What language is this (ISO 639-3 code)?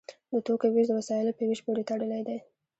pus